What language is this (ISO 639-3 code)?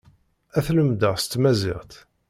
kab